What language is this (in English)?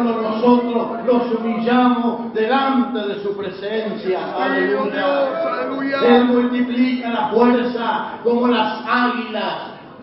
Spanish